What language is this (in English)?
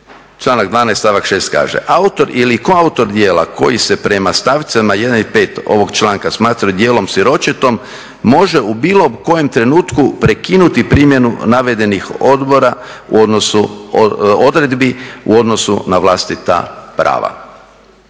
Croatian